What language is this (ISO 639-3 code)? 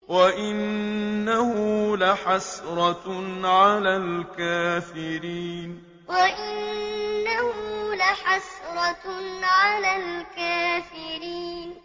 ara